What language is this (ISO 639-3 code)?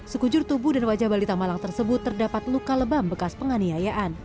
ind